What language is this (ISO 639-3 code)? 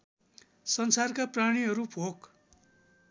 nep